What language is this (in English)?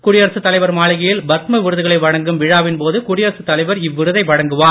Tamil